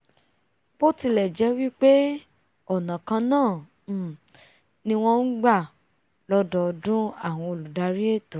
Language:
Yoruba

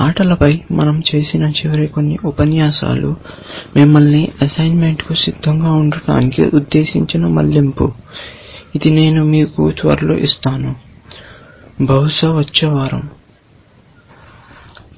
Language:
Telugu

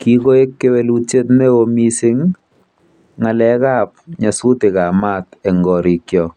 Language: Kalenjin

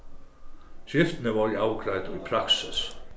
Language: Faroese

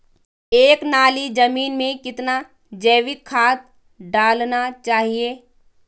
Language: Hindi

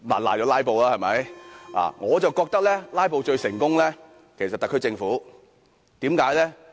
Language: Cantonese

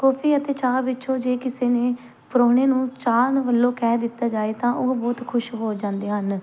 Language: Punjabi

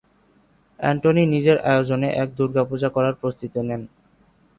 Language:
Bangla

